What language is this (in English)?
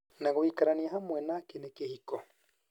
Kikuyu